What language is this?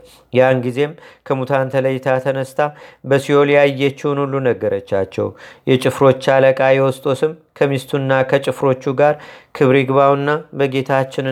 Amharic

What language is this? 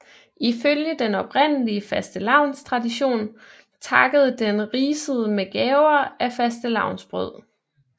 Danish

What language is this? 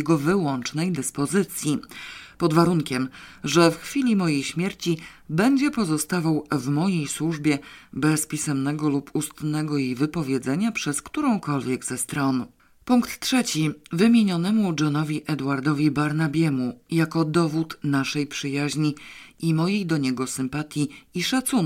Polish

